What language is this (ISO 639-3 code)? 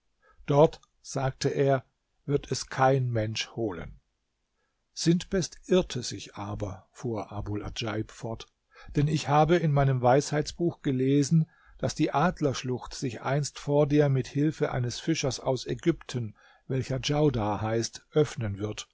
deu